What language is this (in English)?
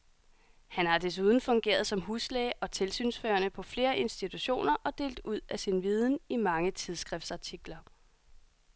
Danish